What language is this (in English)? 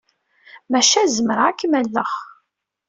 Kabyle